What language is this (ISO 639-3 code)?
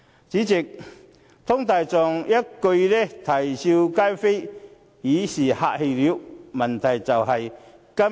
yue